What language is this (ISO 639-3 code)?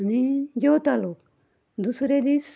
kok